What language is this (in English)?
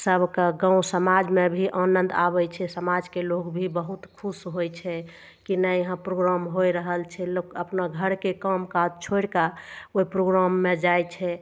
Maithili